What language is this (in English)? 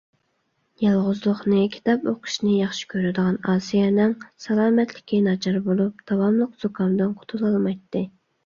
Uyghur